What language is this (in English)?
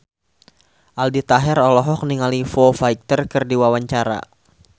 Sundanese